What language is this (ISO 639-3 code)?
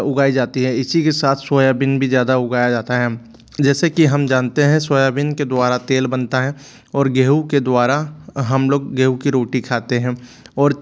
hin